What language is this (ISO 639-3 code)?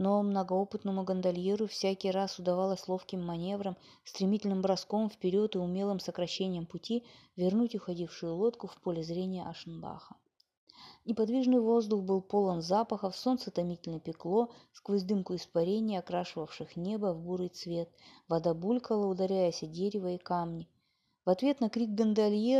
rus